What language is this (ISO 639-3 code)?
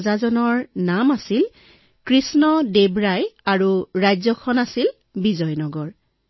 asm